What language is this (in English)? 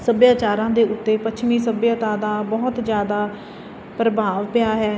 Punjabi